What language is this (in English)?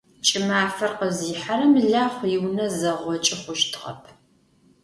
Adyghe